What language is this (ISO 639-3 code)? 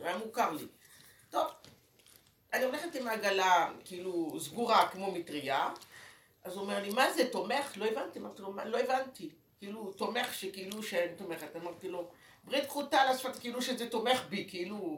heb